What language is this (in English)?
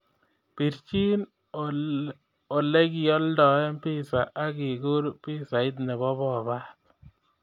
Kalenjin